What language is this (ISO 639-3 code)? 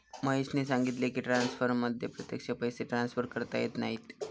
mar